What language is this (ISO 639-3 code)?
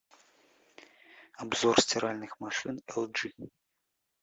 rus